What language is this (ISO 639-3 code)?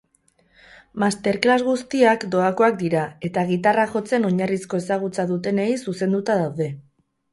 eus